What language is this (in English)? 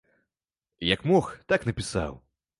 Belarusian